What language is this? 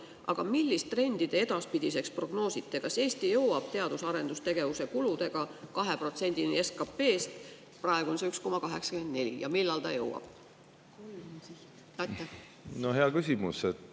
Estonian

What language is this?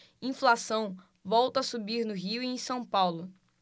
Portuguese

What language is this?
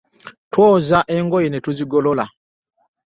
Ganda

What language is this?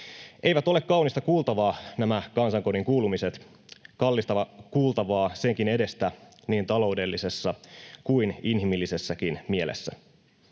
Finnish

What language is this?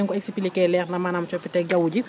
Wolof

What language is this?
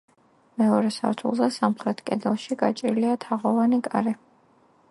Georgian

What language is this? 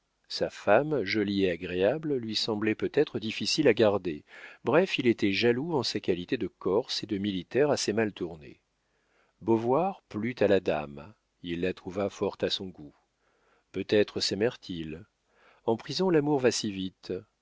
French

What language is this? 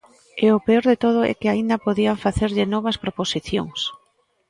Galician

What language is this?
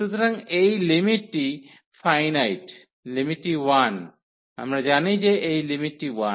Bangla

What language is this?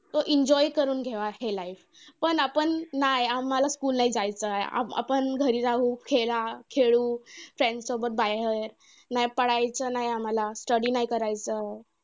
Marathi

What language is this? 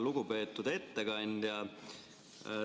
Estonian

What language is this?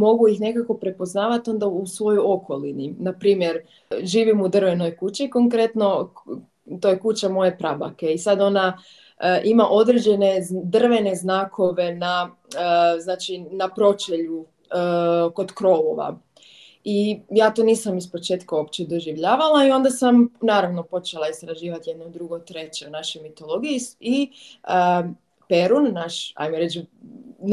Croatian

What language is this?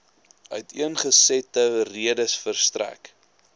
Afrikaans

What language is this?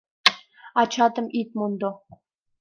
Mari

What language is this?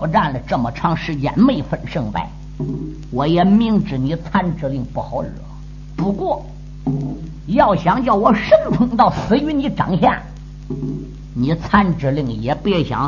Chinese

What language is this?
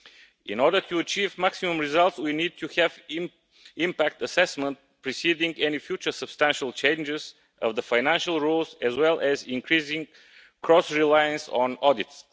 English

